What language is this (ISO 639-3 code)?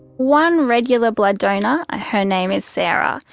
eng